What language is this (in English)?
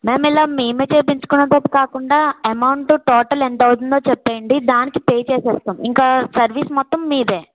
Telugu